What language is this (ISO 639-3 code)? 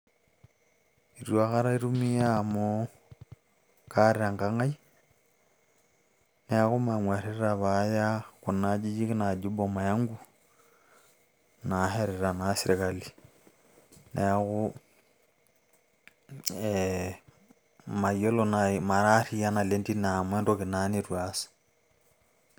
mas